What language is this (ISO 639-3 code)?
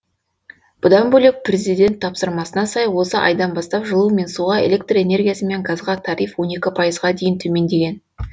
kaz